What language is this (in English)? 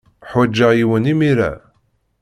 Kabyle